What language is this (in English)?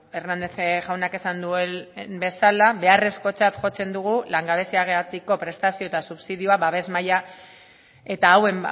Basque